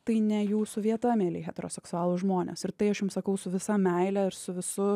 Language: Lithuanian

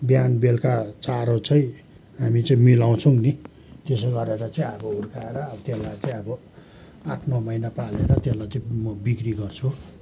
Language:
Nepali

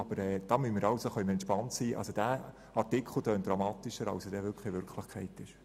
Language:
Swiss German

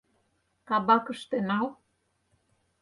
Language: Mari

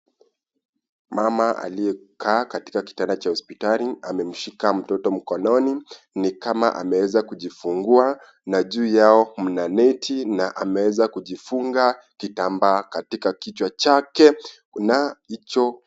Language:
Swahili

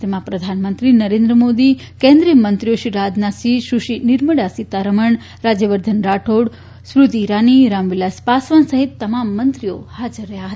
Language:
Gujarati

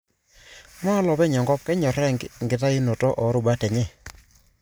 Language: Masai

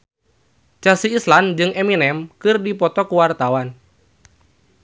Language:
Sundanese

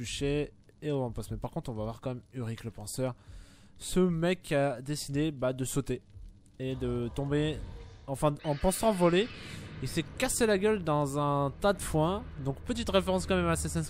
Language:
French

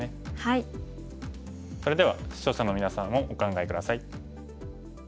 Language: Japanese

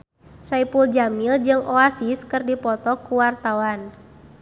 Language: Sundanese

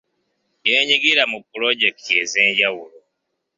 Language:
Ganda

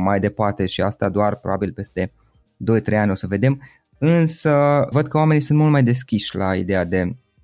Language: Romanian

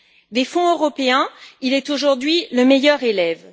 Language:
French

